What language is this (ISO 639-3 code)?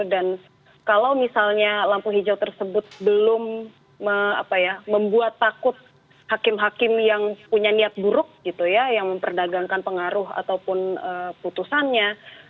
ind